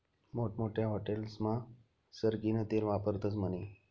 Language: Marathi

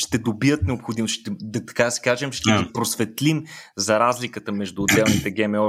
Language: Bulgarian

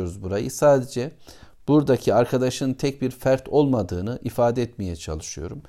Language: Turkish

